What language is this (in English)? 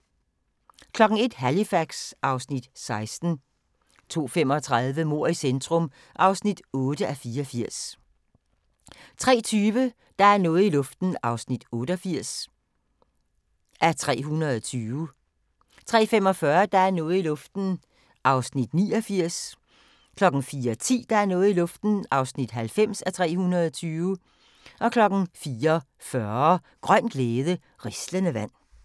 Danish